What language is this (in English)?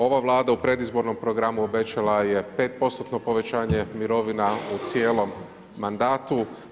Croatian